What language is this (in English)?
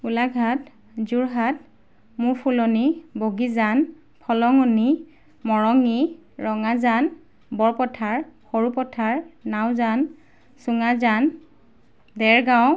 Assamese